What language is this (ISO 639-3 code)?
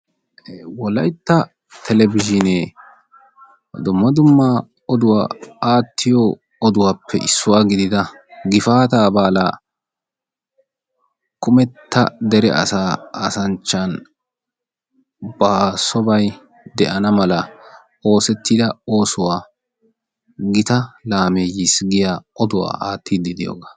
wal